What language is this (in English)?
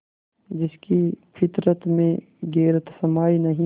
Hindi